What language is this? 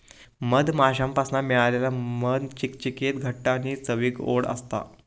Marathi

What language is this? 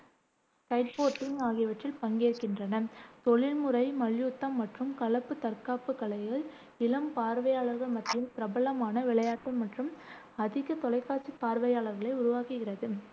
Tamil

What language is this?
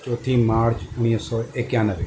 Sindhi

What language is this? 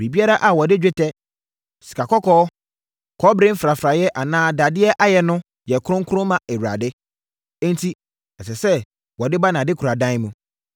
Akan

